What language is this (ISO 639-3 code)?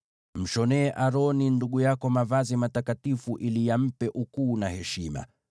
swa